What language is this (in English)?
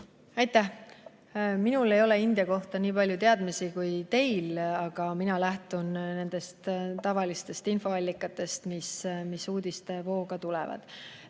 Estonian